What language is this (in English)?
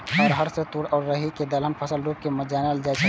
Maithili